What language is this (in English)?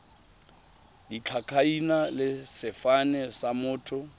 Tswana